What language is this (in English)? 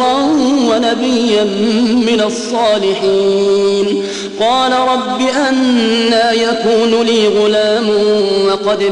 Arabic